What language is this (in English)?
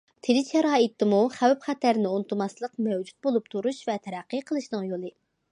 Uyghur